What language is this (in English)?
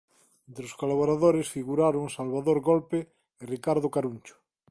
Galician